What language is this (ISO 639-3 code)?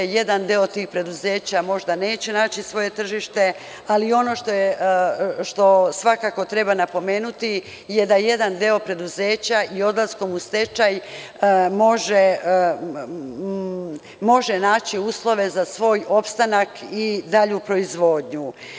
srp